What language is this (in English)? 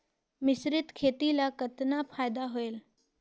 Chhattisgarhi